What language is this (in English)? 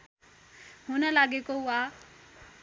Nepali